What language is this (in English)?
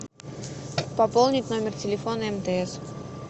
Russian